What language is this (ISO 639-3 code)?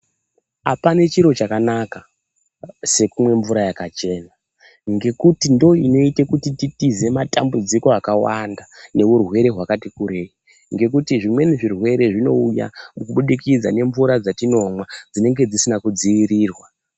ndc